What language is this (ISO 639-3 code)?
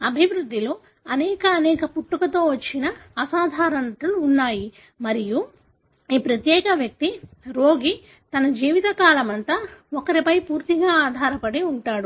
tel